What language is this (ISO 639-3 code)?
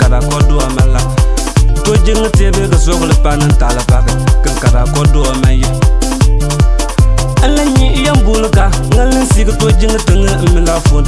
ind